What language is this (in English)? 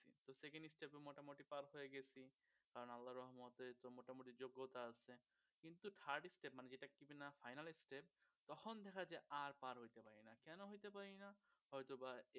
Bangla